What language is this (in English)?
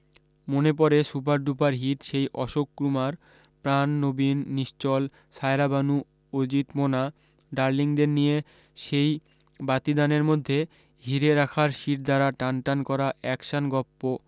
Bangla